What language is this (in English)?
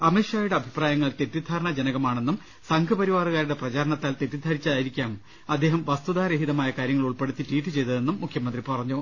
Malayalam